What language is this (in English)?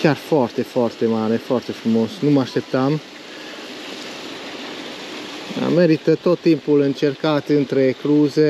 Romanian